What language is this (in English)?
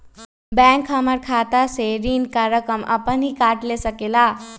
Magahi